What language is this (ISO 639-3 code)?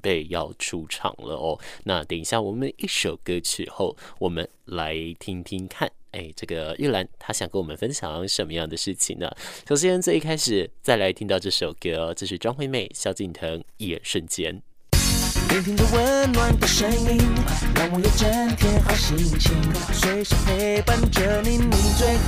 zho